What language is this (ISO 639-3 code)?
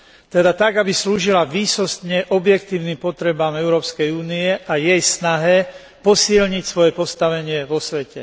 slk